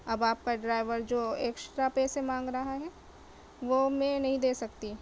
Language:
Urdu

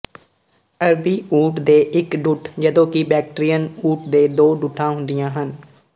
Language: Punjabi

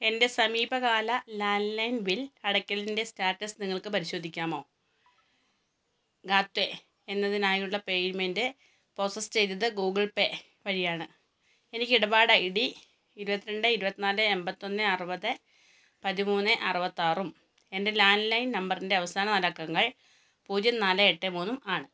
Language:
Malayalam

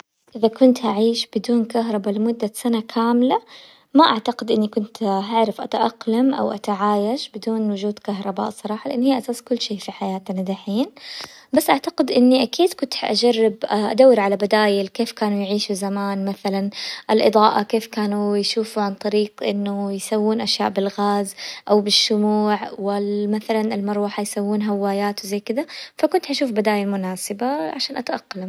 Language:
Hijazi Arabic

